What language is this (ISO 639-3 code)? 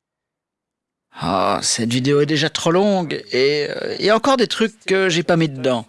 fra